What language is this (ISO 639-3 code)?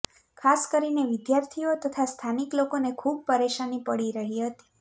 guj